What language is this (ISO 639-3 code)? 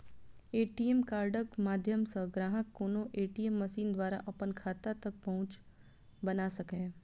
mai